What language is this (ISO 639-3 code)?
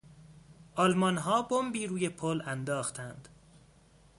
fas